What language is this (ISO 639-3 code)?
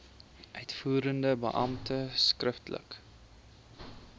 afr